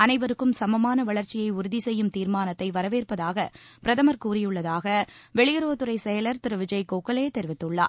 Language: Tamil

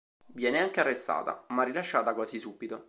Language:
Italian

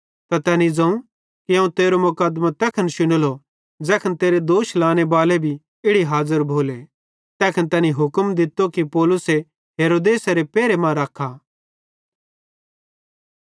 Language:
Bhadrawahi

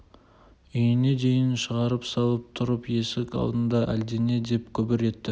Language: Kazakh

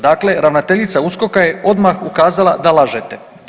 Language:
Croatian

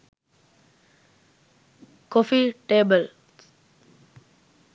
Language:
Sinhala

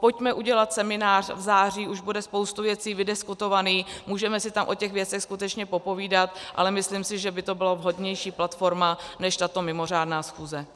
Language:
Czech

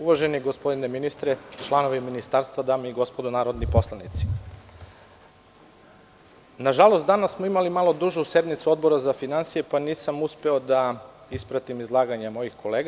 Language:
Serbian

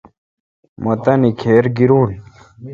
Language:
Kalkoti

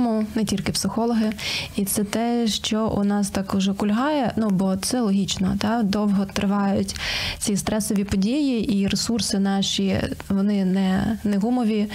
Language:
Ukrainian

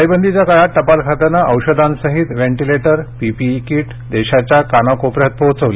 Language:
Marathi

